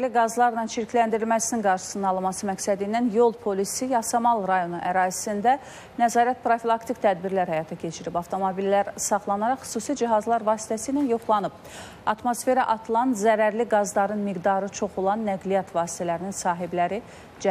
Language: Turkish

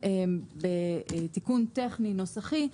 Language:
Hebrew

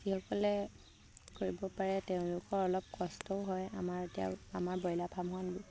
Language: Assamese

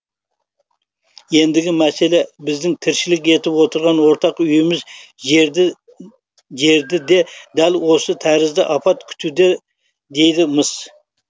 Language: Kazakh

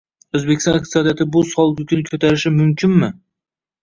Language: Uzbek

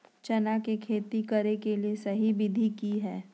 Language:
Magahi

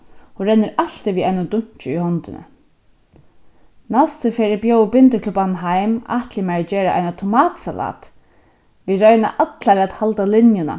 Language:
Faroese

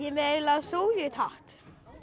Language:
Icelandic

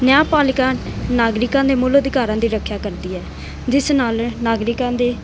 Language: Punjabi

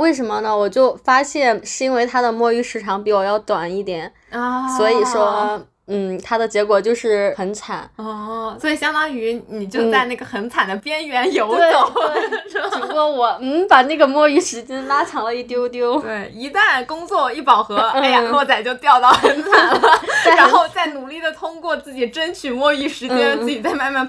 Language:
Chinese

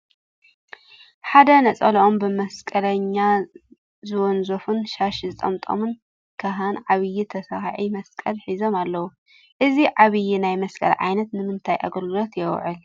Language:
Tigrinya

